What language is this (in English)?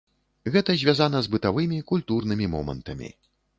Belarusian